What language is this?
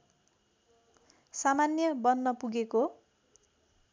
Nepali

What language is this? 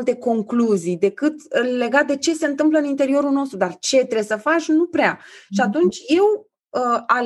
Romanian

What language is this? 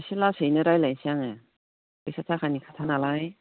Bodo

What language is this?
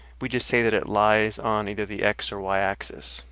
English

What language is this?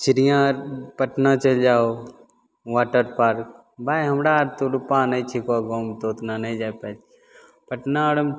Maithili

